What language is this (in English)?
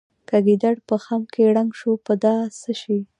Pashto